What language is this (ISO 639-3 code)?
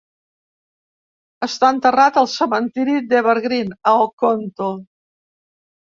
cat